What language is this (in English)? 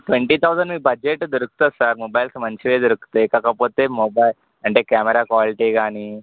Telugu